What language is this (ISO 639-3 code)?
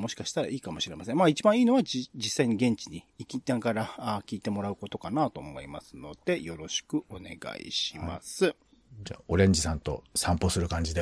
jpn